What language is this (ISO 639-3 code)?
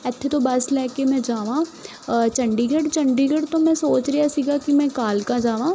pan